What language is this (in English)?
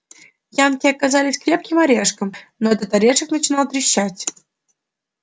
Russian